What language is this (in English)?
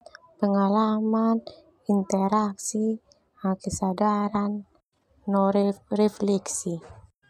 Termanu